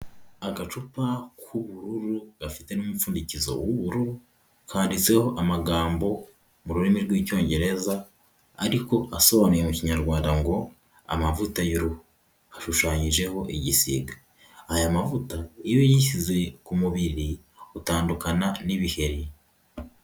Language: Kinyarwanda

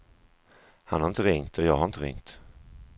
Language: Swedish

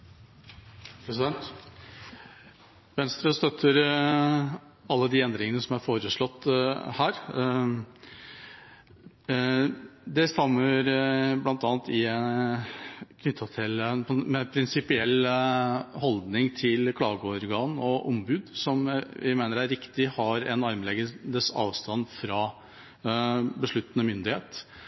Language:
Norwegian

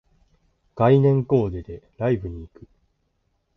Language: Japanese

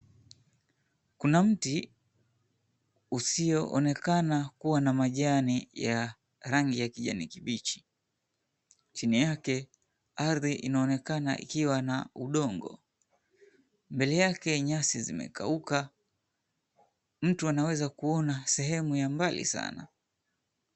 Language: Swahili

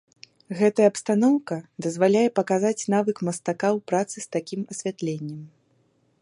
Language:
Belarusian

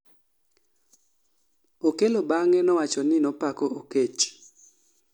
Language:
Luo (Kenya and Tanzania)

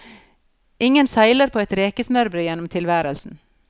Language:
Norwegian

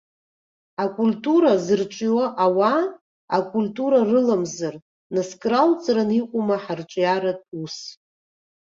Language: Abkhazian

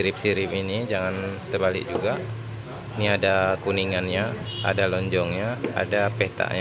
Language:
Indonesian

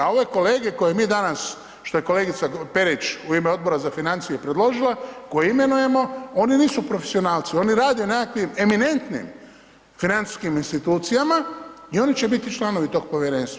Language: Croatian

